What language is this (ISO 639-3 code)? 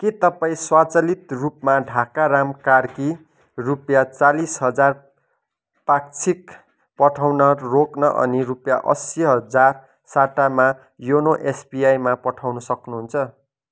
nep